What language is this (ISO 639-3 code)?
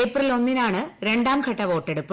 mal